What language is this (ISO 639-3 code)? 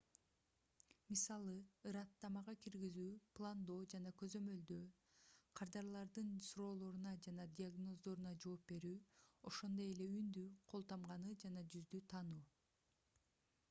kir